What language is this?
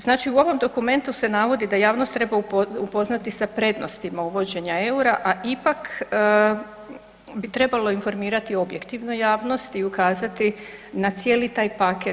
Croatian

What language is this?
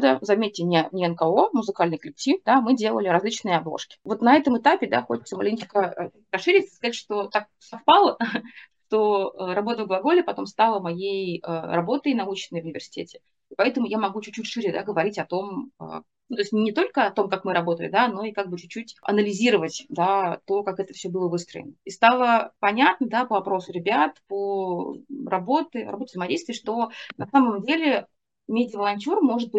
Russian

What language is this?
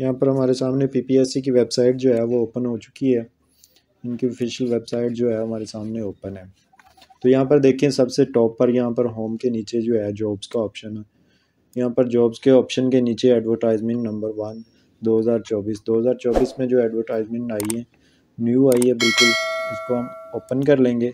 Hindi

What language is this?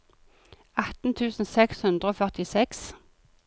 Norwegian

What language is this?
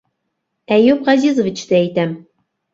Bashkir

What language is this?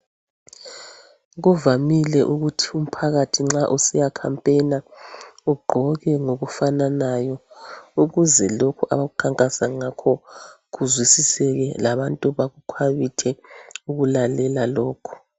North Ndebele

